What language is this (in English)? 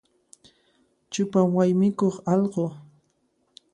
Puno Quechua